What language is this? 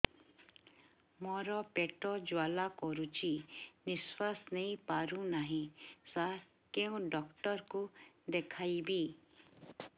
Odia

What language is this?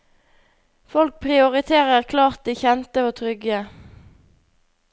Norwegian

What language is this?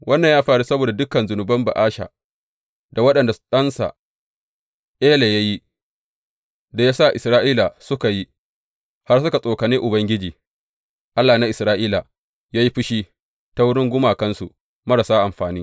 Hausa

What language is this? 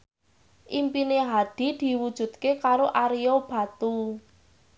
Javanese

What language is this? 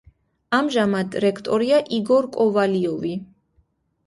Georgian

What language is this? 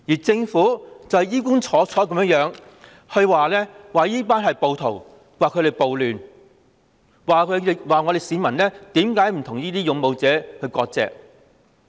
Cantonese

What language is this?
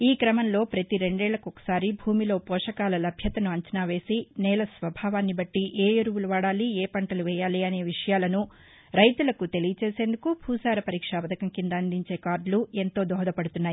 Telugu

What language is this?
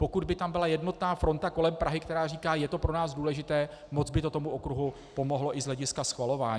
Czech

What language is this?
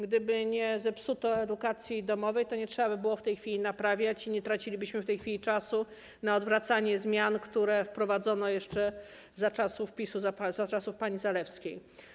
Polish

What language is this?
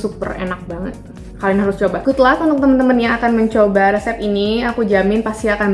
Indonesian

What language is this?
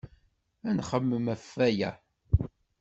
Kabyle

